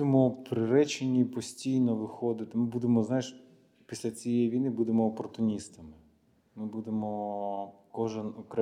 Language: Ukrainian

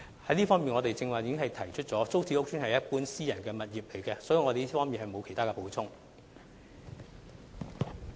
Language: Cantonese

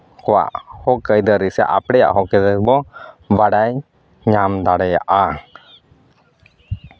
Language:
Santali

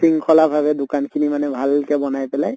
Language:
Assamese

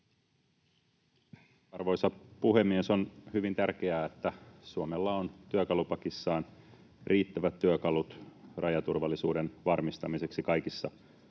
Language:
Finnish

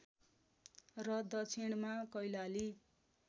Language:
Nepali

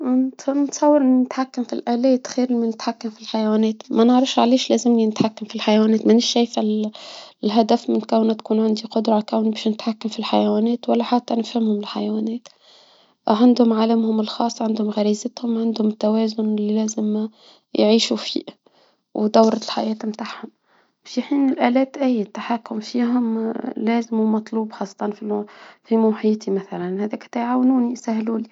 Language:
Tunisian Arabic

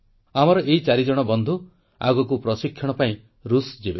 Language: Odia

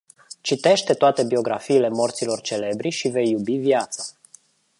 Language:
Romanian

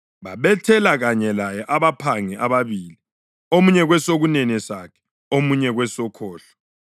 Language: North Ndebele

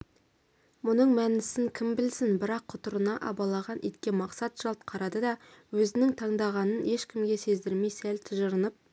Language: Kazakh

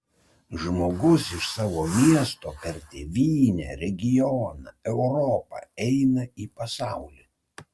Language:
Lithuanian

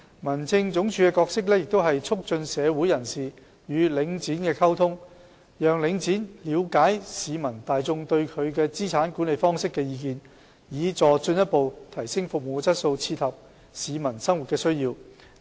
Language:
Cantonese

